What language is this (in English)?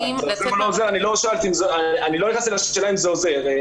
Hebrew